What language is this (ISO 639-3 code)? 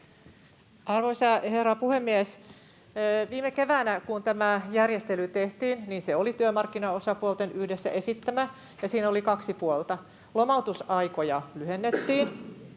fin